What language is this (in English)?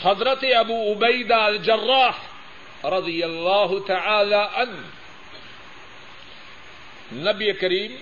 Urdu